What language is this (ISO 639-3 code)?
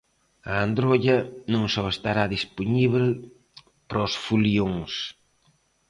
glg